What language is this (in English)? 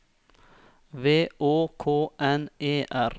Norwegian